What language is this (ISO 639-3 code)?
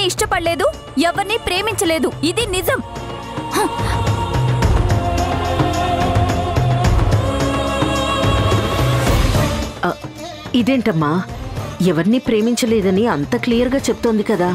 tel